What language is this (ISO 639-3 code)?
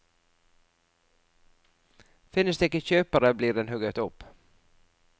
nor